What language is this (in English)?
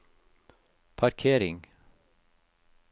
Norwegian